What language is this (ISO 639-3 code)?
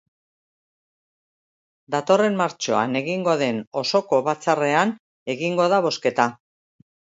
eus